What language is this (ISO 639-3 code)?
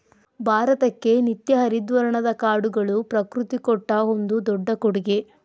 kan